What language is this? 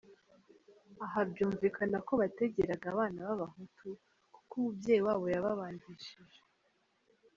Kinyarwanda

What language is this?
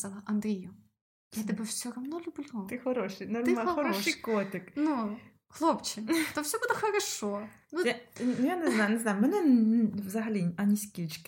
Ukrainian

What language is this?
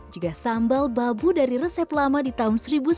Indonesian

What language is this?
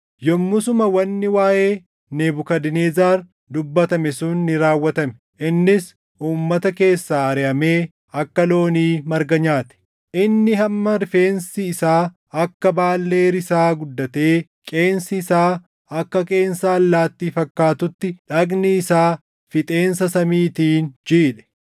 Oromo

